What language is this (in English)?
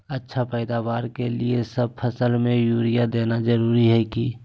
Magahi